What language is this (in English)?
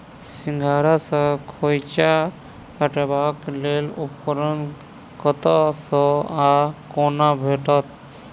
Maithili